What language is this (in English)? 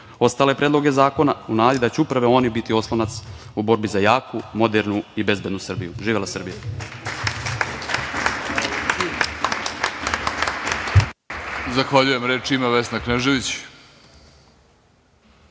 Serbian